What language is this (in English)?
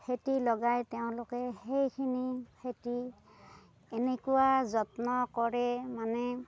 Assamese